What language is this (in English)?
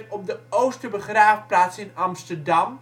Dutch